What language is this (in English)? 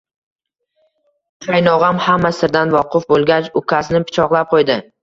Uzbek